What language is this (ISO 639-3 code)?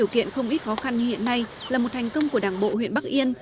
vie